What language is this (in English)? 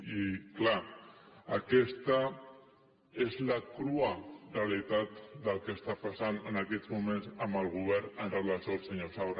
Catalan